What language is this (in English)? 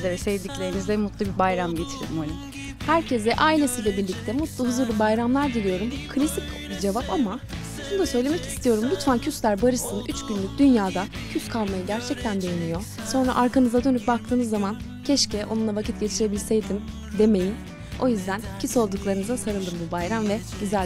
Turkish